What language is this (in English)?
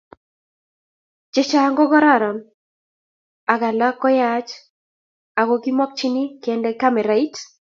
Kalenjin